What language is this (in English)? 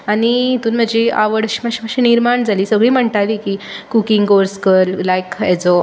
Konkani